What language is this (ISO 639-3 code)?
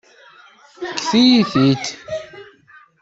kab